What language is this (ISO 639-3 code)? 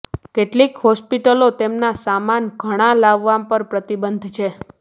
guj